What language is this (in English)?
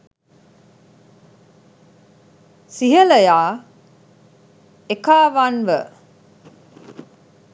Sinhala